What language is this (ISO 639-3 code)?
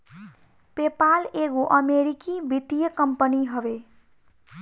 bho